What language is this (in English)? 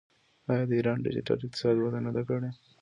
Pashto